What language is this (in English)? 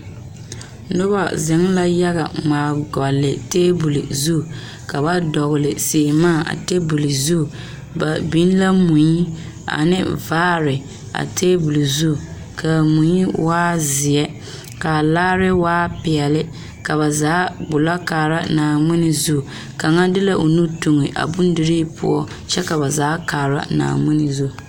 Southern Dagaare